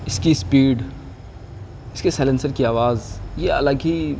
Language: Urdu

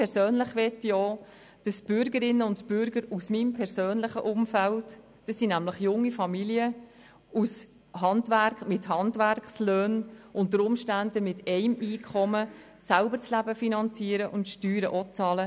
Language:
Swiss German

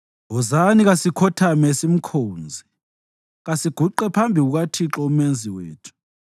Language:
North Ndebele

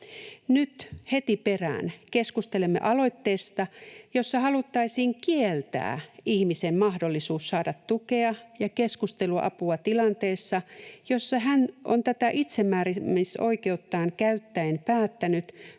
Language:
Finnish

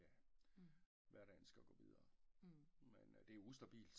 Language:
Danish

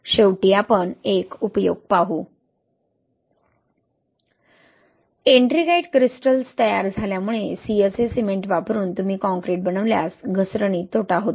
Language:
Marathi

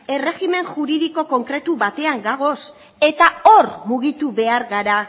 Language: Basque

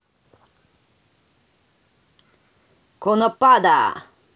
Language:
Russian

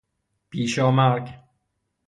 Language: Persian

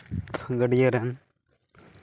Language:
Santali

